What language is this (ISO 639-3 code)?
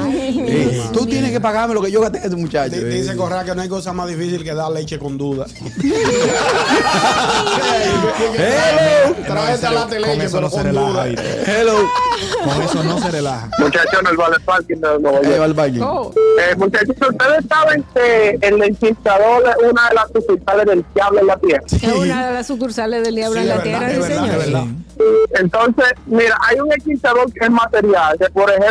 spa